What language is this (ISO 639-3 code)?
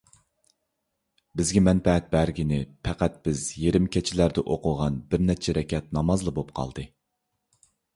uig